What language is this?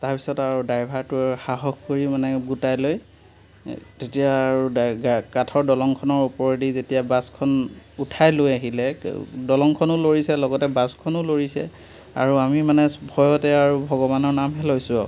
Assamese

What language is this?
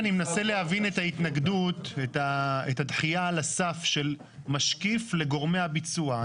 Hebrew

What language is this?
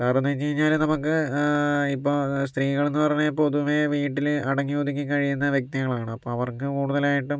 Malayalam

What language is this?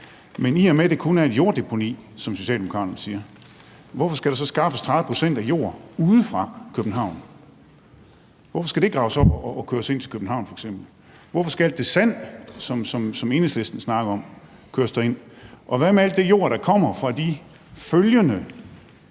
Danish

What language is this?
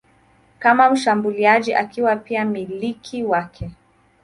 Swahili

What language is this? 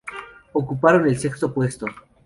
Spanish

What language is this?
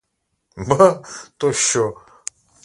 Ukrainian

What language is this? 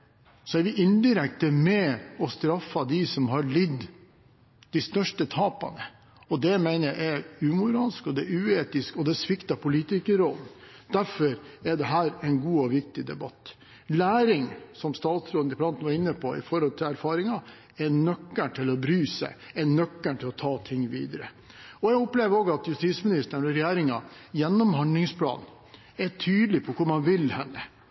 Norwegian Bokmål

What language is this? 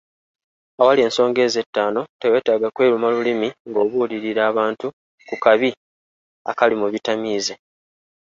Ganda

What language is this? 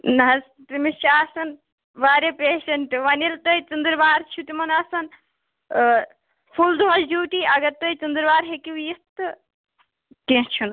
Kashmiri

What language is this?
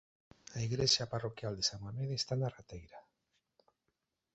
Galician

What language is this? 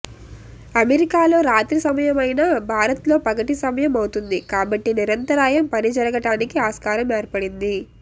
Telugu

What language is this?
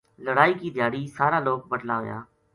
Gujari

